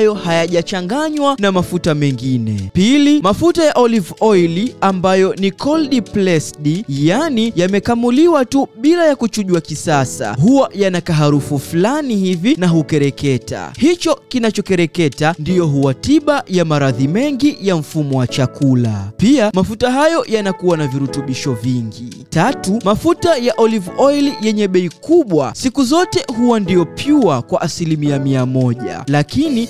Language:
Swahili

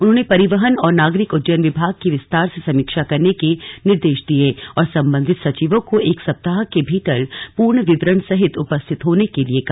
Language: Hindi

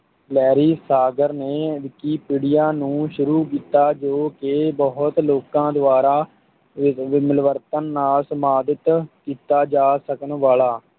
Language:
Punjabi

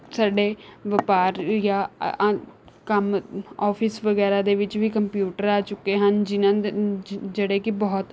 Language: Punjabi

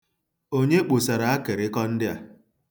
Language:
Igbo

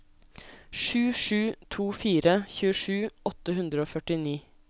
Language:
Norwegian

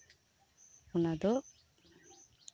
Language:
Santali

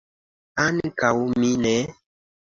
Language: Esperanto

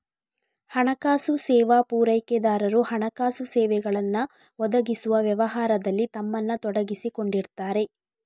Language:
Kannada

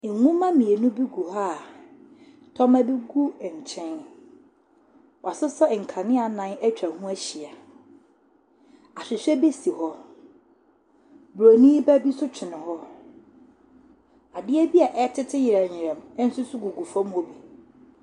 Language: Akan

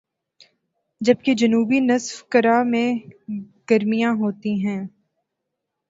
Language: Urdu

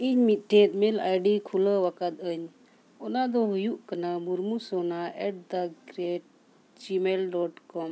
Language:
Santali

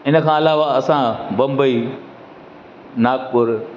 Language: Sindhi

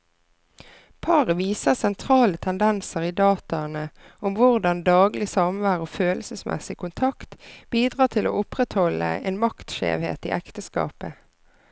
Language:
Norwegian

